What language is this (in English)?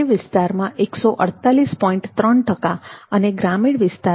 Gujarati